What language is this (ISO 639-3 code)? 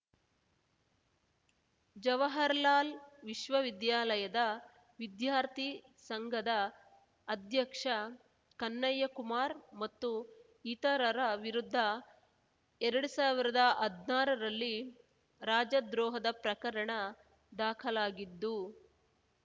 kan